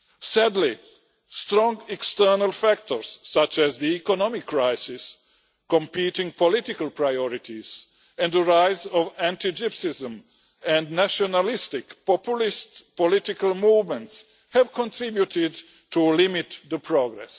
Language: English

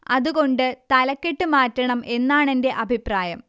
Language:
Malayalam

